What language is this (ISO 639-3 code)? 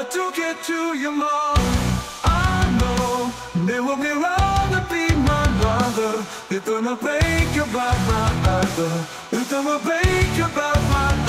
eng